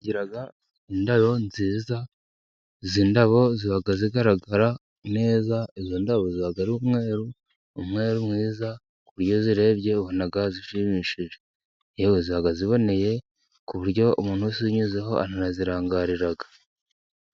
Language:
Kinyarwanda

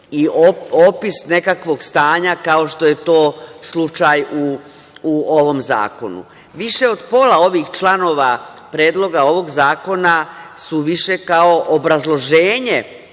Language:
Serbian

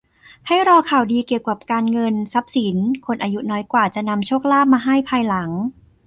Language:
Thai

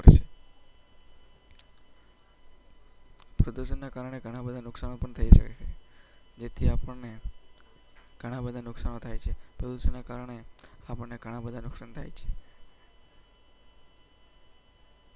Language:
Gujarati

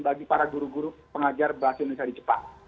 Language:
Indonesian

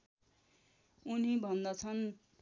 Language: Nepali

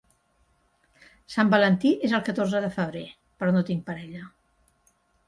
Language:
Catalan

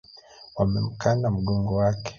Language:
Swahili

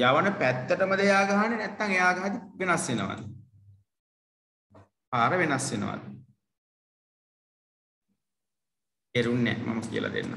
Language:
Indonesian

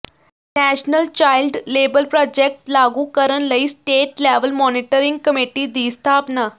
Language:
Punjabi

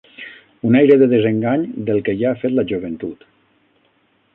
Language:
Catalan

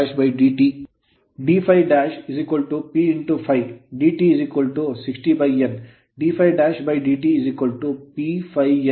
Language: Kannada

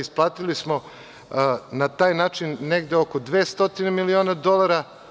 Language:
Serbian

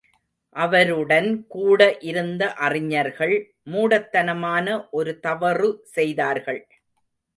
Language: Tamil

